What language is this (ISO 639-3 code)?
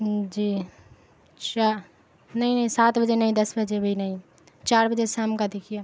urd